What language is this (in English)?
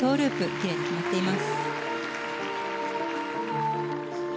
Japanese